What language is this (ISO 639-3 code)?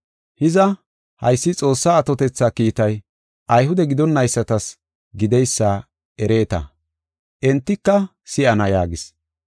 gof